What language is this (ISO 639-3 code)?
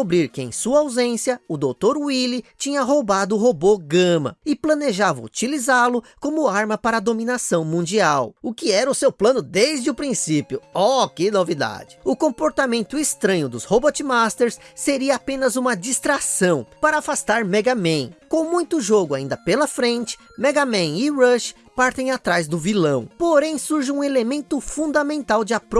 por